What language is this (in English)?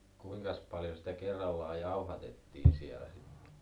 Finnish